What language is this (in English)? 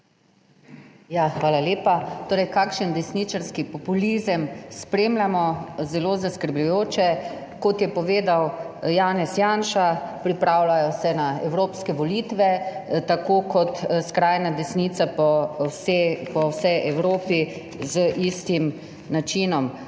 Slovenian